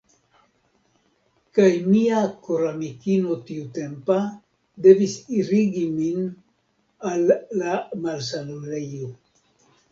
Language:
Esperanto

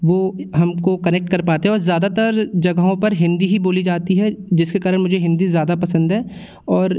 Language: Hindi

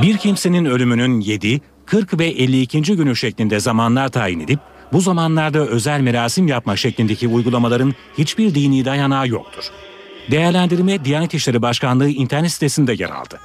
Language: Turkish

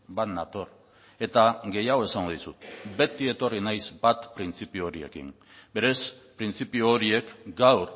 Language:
Basque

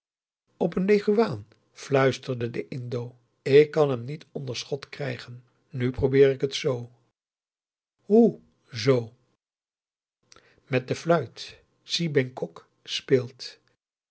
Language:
Dutch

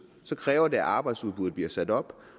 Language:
Danish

